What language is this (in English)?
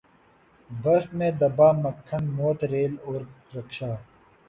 Urdu